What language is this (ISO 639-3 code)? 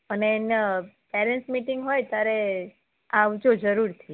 guj